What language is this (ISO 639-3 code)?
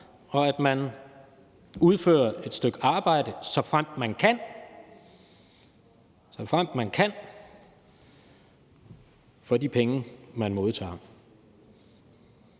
dan